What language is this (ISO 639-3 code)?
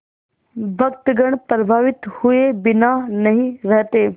hin